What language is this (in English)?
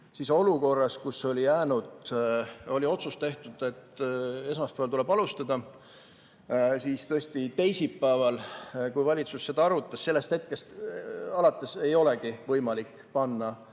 Estonian